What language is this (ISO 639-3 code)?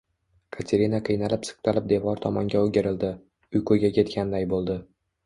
uzb